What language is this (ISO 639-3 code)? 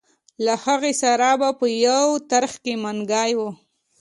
pus